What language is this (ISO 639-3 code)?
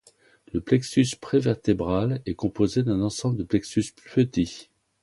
fra